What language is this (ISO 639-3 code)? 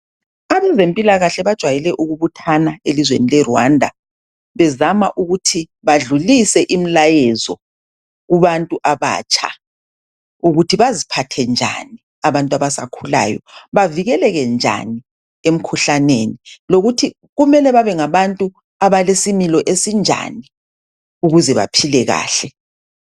nde